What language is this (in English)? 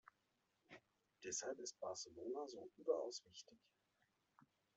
German